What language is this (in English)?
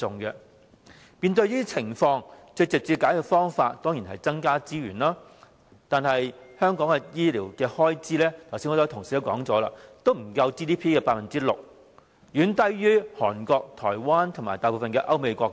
Cantonese